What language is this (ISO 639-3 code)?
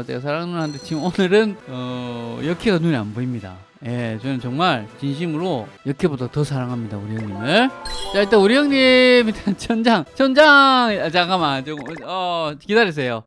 kor